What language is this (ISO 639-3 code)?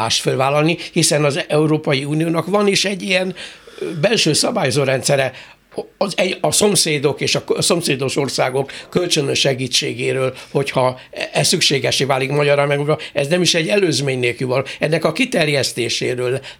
hun